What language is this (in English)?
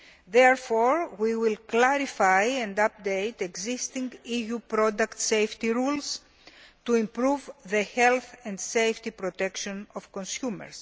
English